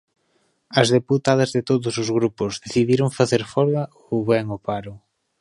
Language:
Galician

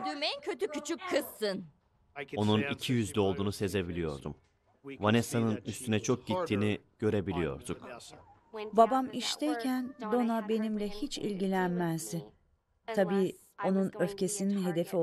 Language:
Turkish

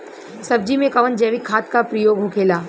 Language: Bhojpuri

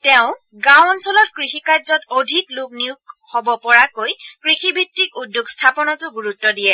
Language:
Assamese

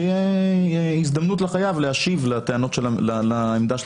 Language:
Hebrew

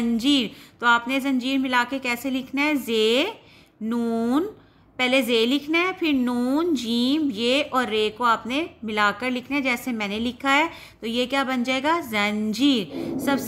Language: Hindi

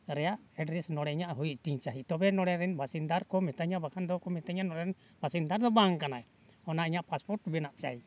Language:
Santali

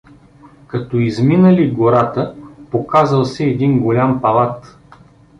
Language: Bulgarian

